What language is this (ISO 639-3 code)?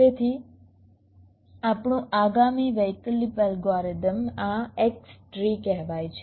guj